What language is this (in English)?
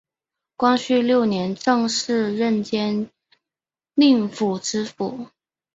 Chinese